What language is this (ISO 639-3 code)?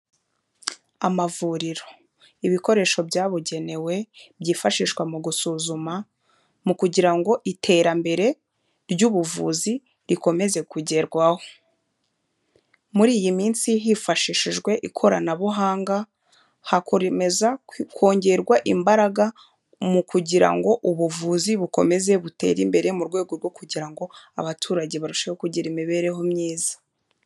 kin